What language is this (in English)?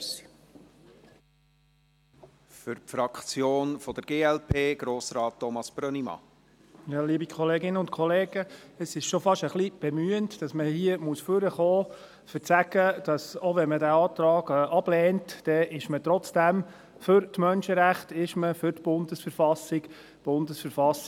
Swiss German